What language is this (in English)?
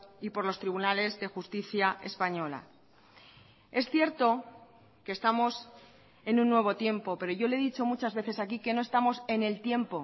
Spanish